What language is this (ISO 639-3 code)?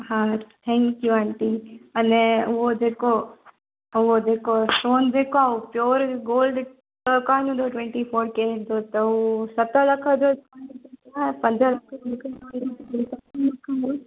snd